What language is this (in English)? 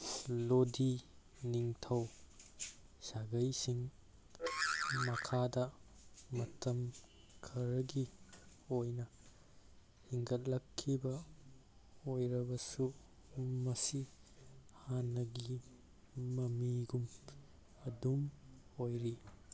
Manipuri